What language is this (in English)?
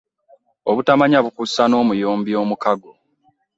Ganda